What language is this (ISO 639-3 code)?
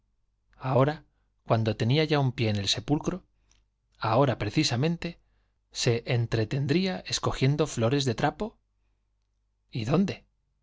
spa